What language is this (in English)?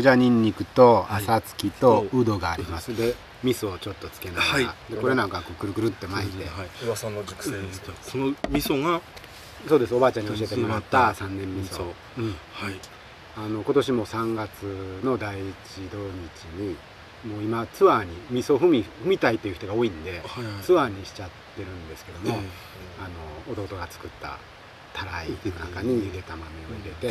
Japanese